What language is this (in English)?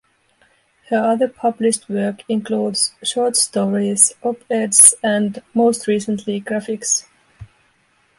English